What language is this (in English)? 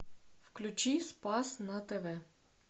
Russian